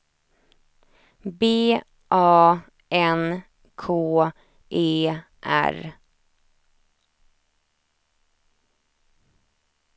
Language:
Swedish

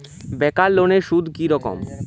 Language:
Bangla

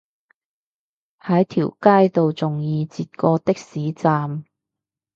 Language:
Cantonese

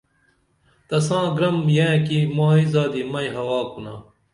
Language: Dameli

